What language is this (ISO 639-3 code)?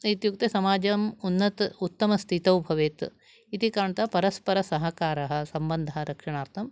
san